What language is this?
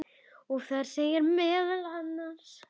Icelandic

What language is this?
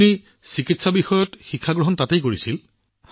Assamese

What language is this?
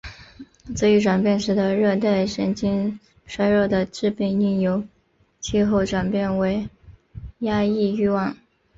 Chinese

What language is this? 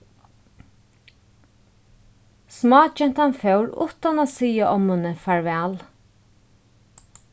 Faroese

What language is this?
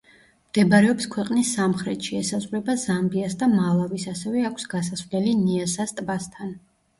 Georgian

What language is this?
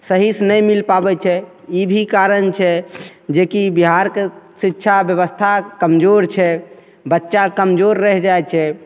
Maithili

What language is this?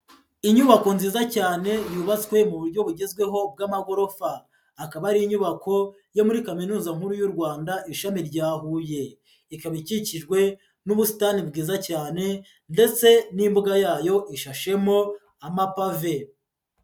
Kinyarwanda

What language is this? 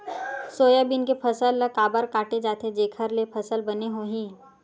Chhattisgarhi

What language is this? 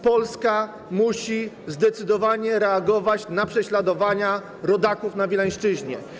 Polish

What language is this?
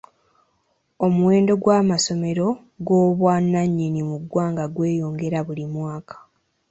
Ganda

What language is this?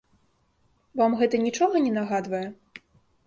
Belarusian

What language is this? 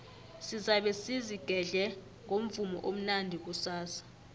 South Ndebele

